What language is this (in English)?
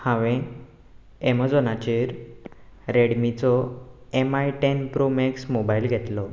Konkani